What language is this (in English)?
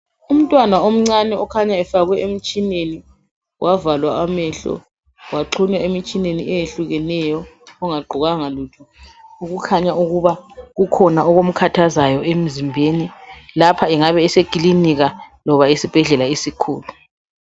North Ndebele